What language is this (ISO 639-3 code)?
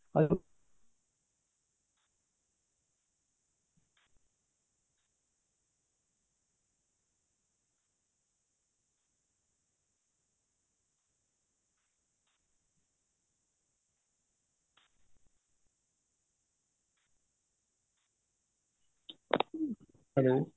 pan